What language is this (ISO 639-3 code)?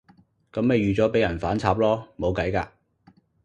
yue